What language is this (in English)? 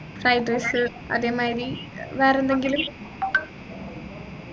Malayalam